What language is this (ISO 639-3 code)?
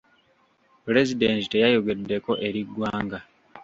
lug